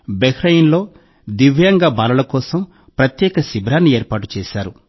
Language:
Telugu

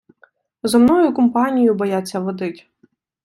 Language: Ukrainian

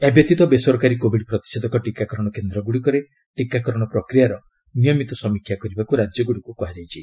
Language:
Odia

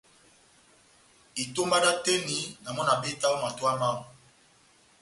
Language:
Batanga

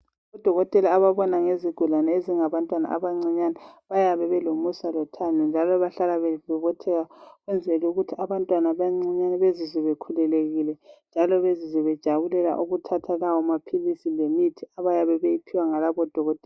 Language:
North Ndebele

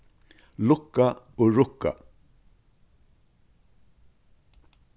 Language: Faroese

